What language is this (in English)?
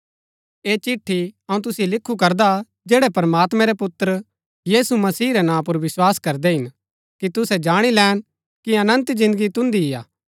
Gaddi